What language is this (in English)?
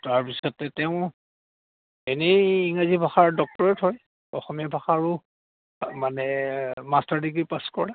Assamese